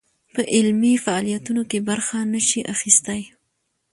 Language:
Pashto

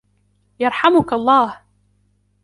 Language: Arabic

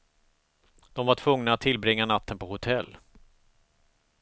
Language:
Swedish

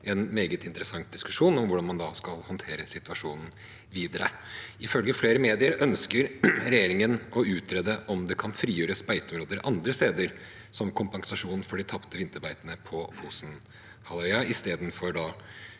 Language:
Norwegian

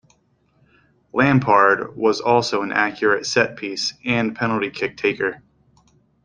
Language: English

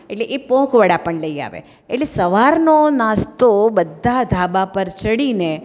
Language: Gujarati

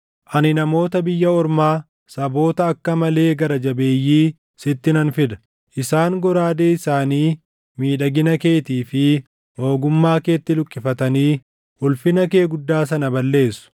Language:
Oromo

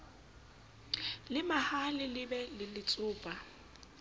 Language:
Southern Sotho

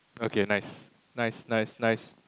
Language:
English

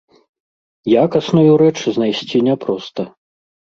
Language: Belarusian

